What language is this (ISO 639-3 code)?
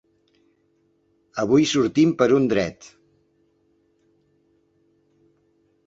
cat